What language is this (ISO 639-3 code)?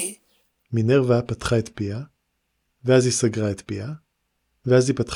heb